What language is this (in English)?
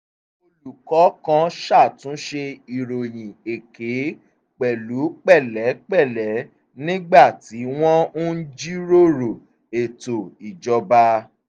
Yoruba